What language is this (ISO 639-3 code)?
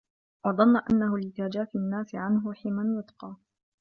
ara